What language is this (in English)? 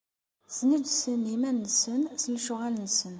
Kabyle